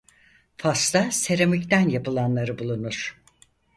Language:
Turkish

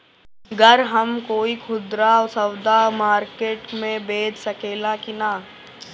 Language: Bhojpuri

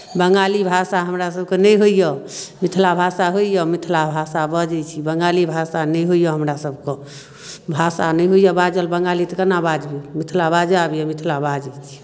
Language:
Maithili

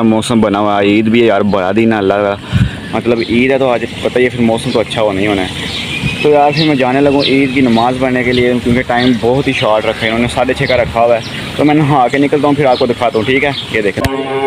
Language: Hindi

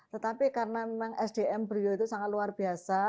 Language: Indonesian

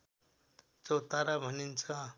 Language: Nepali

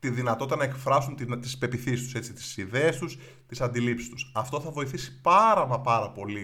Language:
Greek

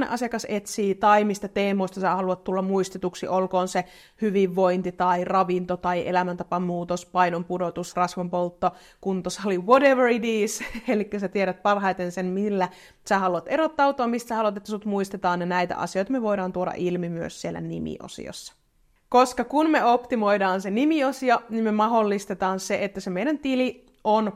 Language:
Finnish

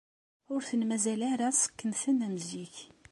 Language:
Kabyle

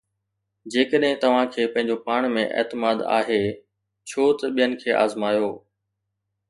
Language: Sindhi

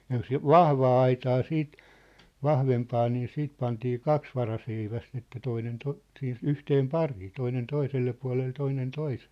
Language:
Finnish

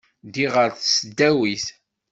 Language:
Kabyle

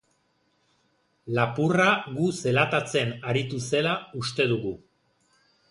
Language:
Basque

